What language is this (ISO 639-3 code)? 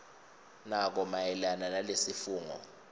ssw